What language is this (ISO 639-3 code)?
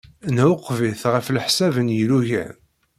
kab